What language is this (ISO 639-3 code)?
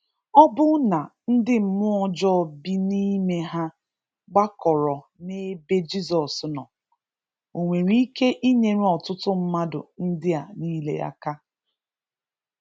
ibo